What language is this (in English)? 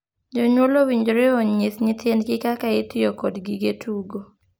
Luo (Kenya and Tanzania)